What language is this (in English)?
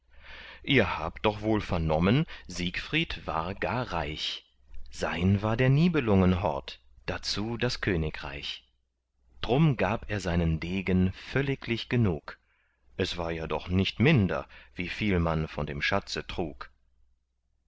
German